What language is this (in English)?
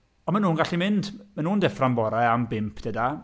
Welsh